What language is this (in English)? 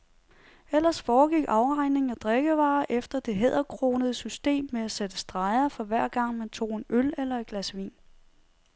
Danish